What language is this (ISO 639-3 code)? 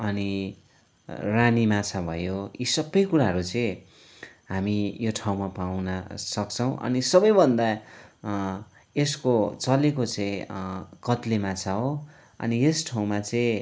nep